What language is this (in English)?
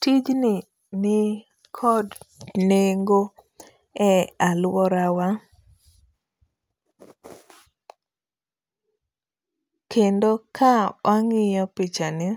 Luo (Kenya and Tanzania)